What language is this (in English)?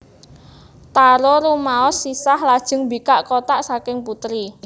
Javanese